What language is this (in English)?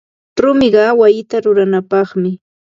Ambo-Pasco Quechua